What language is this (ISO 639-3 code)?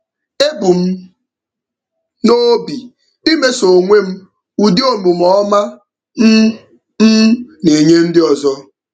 ibo